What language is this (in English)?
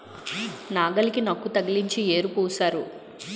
Telugu